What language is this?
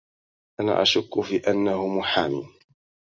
Arabic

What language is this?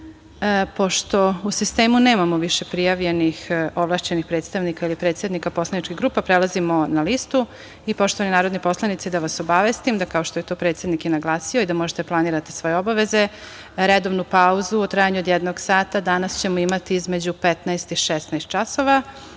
Serbian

